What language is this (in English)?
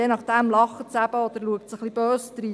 Swiss German